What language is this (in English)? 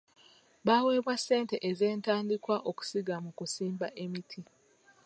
Ganda